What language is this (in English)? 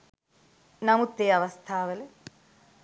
Sinhala